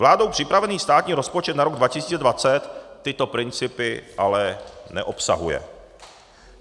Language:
Czech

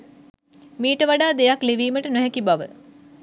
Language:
Sinhala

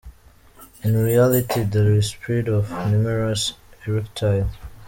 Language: Kinyarwanda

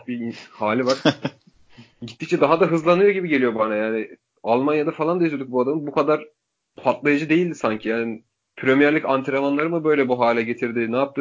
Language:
Turkish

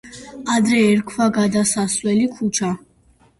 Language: Georgian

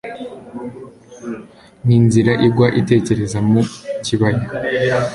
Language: Kinyarwanda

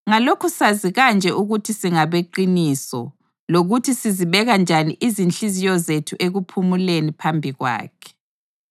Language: North Ndebele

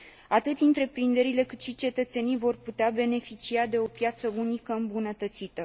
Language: Romanian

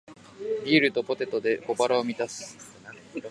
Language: Japanese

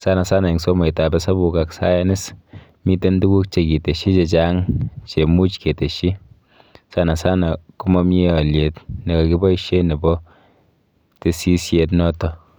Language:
Kalenjin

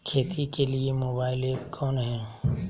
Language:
Magahi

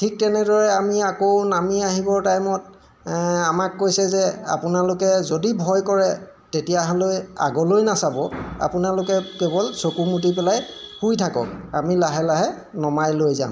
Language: Assamese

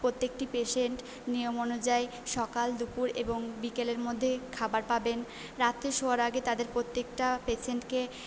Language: Bangla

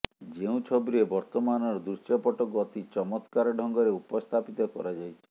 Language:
Odia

